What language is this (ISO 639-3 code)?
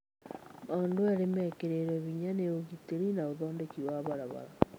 kik